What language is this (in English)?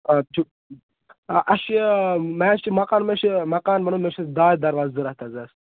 Kashmiri